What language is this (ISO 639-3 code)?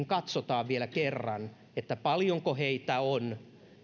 fin